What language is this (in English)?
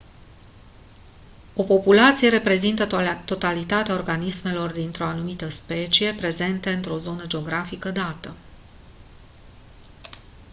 Romanian